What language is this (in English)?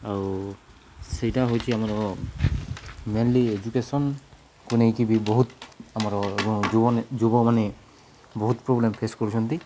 Odia